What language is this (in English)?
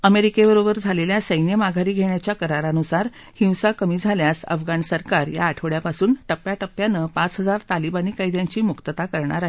Marathi